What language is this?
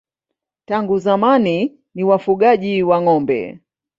Swahili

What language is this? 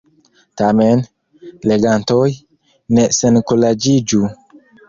Esperanto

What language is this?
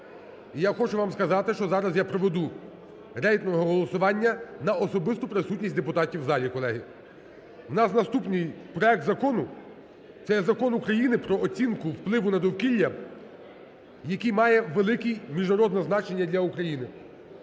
Ukrainian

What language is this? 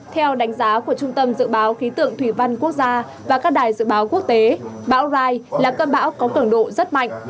Vietnamese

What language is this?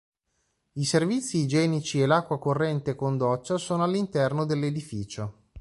Italian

